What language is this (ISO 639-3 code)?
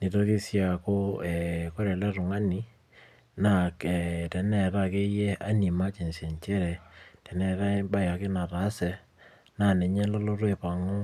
mas